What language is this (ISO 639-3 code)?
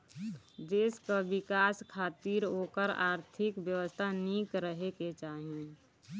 bho